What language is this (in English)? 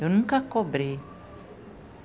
Portuguese